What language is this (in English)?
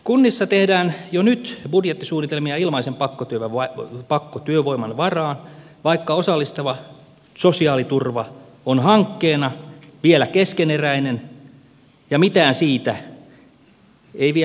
Finnish